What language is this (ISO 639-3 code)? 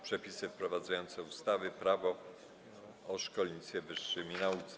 pol